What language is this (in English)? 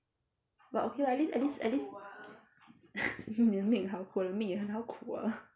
English